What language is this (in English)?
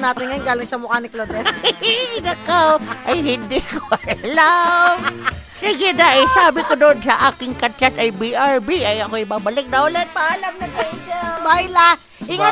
Filipino